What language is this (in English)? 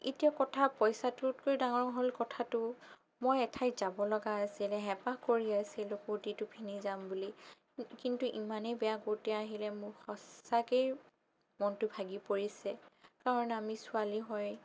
Assamese